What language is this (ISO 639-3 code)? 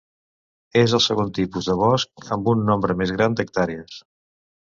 cat